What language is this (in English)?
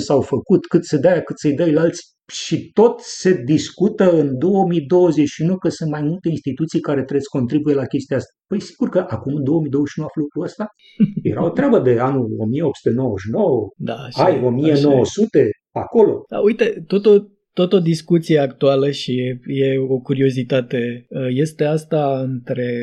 Romanian